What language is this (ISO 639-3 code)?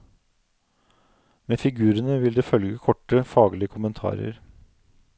nor